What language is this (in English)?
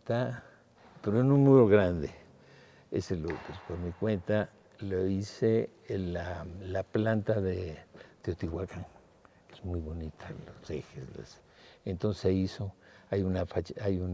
Spanish